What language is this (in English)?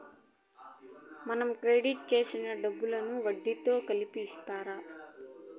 Telugu